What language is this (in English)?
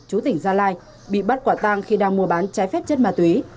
Vietnamese